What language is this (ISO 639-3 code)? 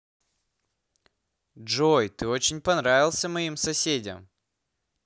rus